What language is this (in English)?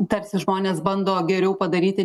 Lithuanian